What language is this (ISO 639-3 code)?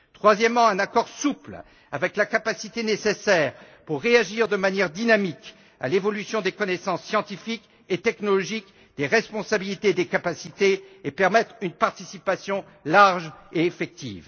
fra